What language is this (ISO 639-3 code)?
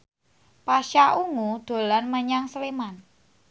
jav